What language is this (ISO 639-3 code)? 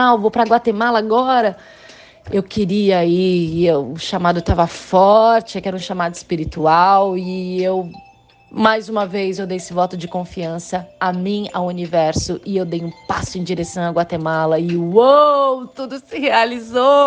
por